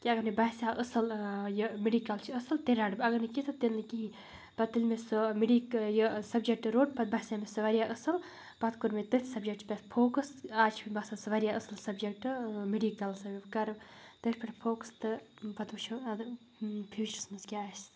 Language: Kashmiri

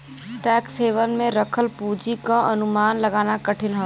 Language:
Bhojpuri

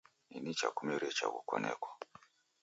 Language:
Taita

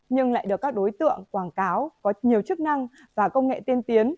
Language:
Vietnamese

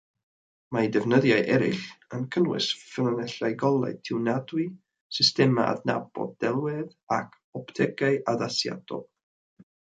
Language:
Welsh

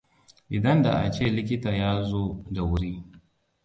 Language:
Hausa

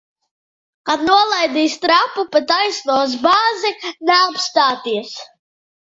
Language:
Latvian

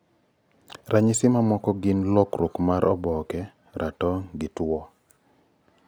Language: Luo (Kenya and Tanzania)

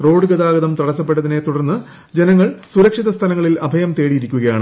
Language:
Malayalam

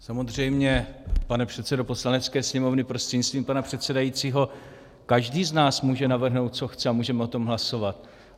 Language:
Czech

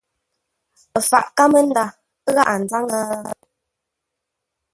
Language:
Ngombale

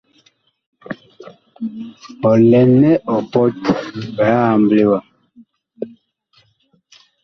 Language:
Bakoko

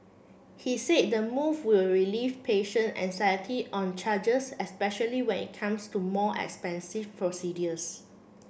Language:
English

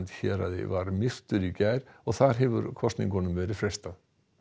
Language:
Icelandic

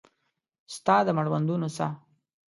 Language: Pashto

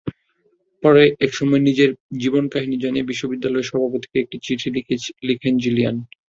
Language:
Bangla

